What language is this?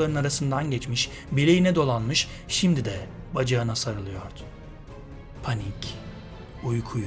Turkish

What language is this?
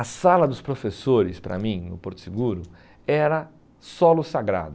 Portuguese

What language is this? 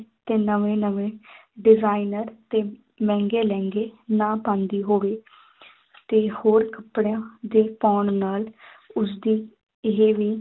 Punjabi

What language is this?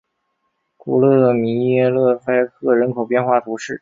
Chinese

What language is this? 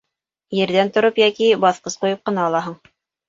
Bashkir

